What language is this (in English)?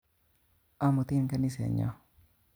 Kalenjin